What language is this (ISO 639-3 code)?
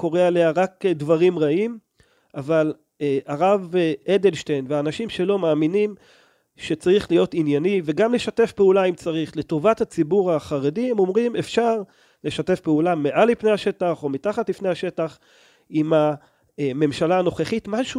heb